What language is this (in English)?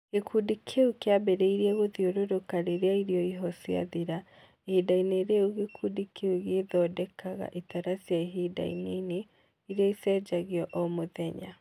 Kikuyu